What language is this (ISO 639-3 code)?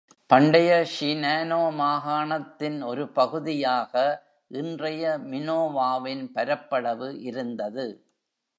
tam